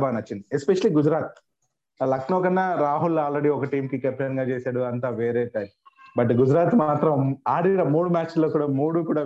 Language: Telugu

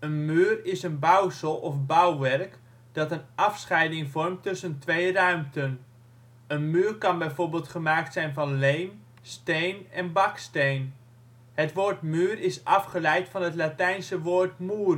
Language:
Dutch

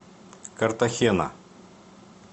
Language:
Russian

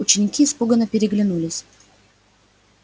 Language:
Russian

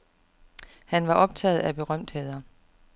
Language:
Danish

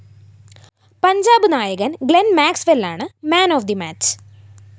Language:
Malayalam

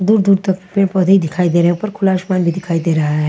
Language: Hindi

